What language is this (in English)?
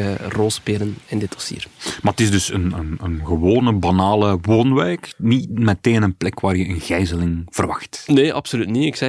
Dutch